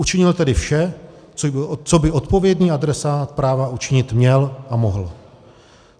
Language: Czech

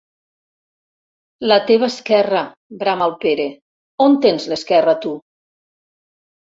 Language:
Catalan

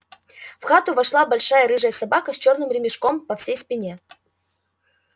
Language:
Russian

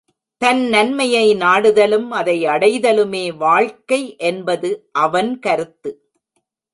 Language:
Tamil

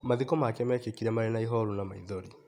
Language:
Kikuyu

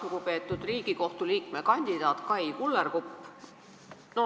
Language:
Estonian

